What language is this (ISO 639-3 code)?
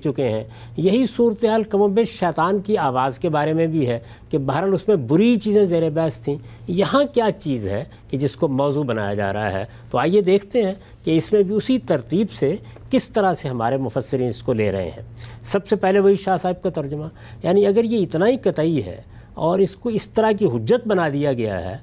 urd